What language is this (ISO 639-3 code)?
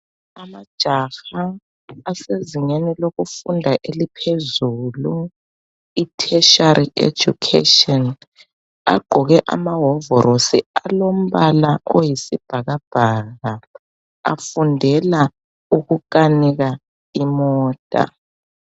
nde